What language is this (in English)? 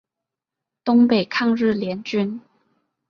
Chinese